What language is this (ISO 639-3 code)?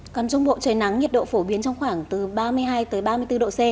vie